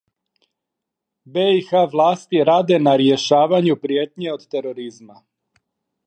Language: Serbian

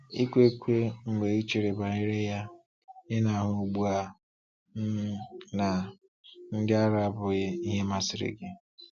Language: Igbo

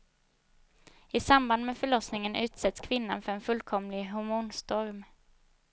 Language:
Swedish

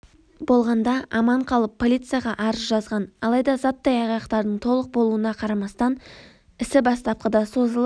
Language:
Kazakh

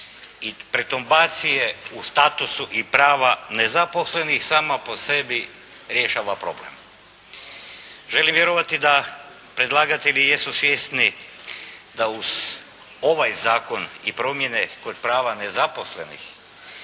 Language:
Croatian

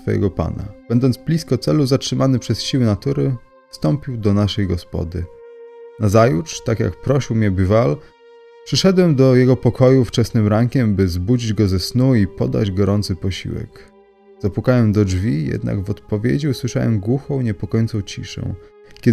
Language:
Polish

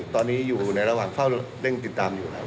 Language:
Thai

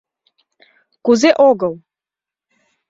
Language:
Mari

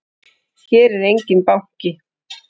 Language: Icelandic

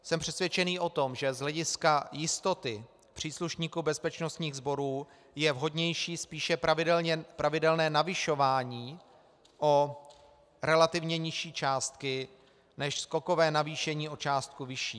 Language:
Czech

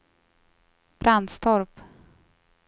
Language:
Swedish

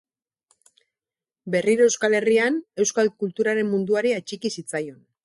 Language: Basque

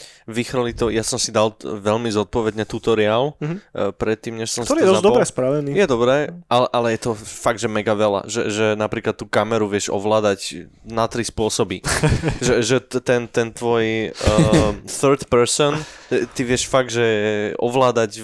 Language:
Slovak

